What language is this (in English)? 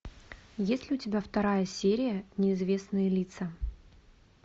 Russian